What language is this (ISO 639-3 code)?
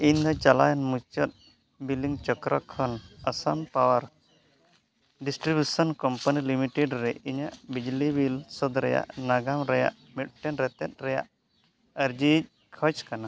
sat